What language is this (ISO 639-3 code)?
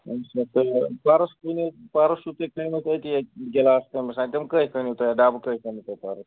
kas